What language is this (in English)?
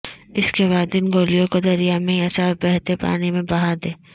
Urdu